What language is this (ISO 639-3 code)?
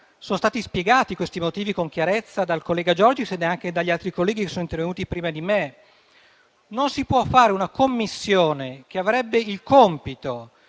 ita